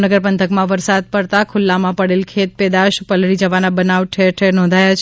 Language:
Gujarati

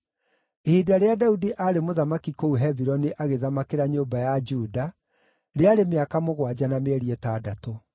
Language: Kikuyu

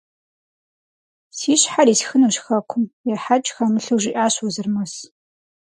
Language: Kabardian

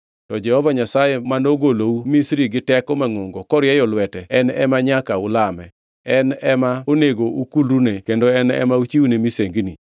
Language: Luo (Kenya and Tanzania)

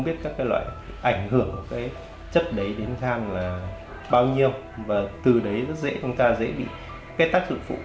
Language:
Vietnamese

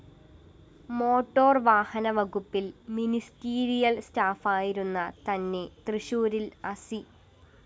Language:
Malayalam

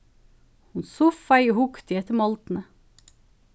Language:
Faroese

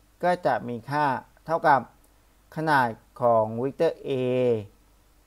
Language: Thai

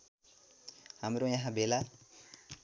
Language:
Nepali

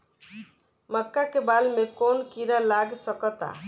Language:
Bhojpuri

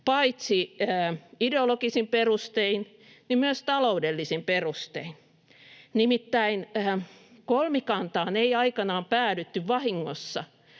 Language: Finnish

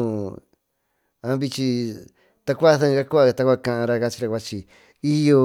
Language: Tututepec Mixtec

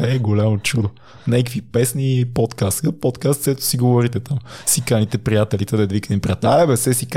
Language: Bulgarian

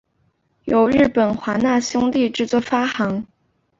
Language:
Chinese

